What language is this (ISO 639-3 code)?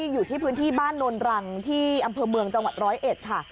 tha